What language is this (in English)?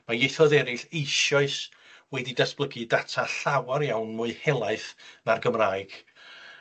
Welsh